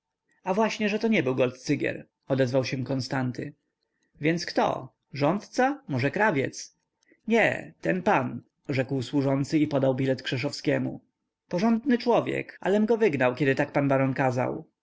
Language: Polish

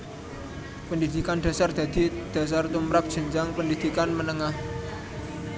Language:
Javanese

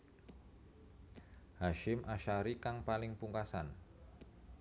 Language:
Javanese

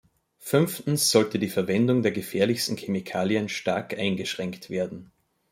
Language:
German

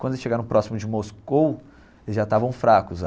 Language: Portuguese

